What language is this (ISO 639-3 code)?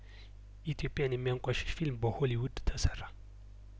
amh